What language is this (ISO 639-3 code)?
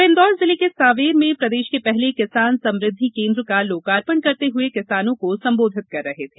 hin